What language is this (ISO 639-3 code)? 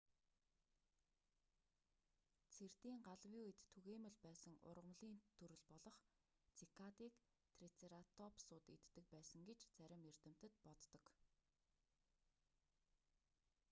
mon